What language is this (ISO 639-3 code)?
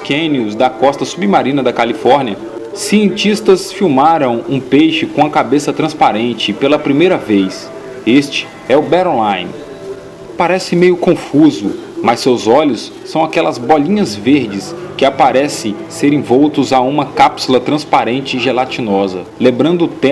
por